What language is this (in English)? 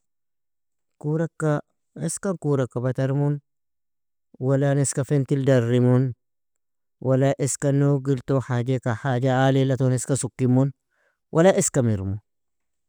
Nobiin